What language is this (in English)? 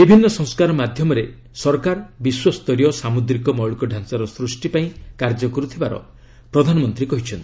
Odia